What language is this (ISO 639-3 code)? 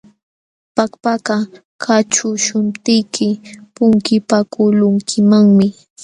qxw